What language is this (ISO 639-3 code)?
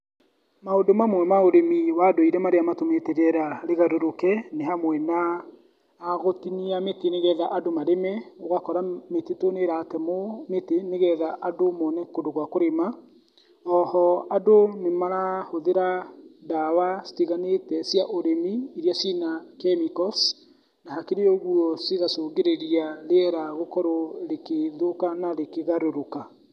kik